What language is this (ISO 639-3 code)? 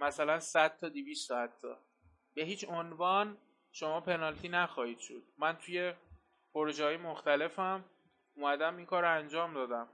fas